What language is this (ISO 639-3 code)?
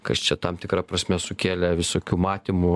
lit